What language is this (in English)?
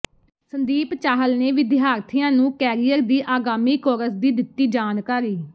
Punjabi